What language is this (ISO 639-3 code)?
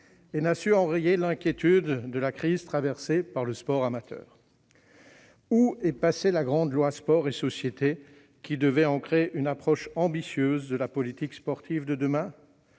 fra